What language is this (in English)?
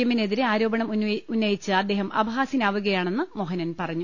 Malayalam